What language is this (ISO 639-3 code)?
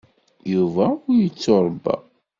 kab